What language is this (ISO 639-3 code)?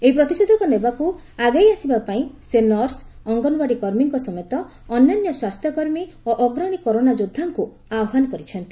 ori